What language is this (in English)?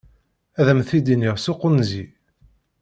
Kabyle